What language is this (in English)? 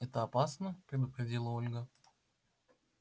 Russian